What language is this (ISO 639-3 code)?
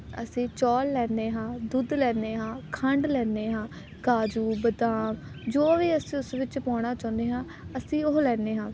pan